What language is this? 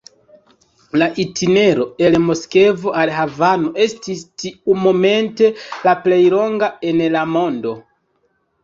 Esperanto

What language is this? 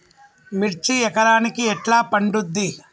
Telugu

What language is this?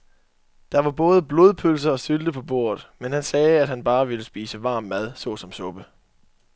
Danish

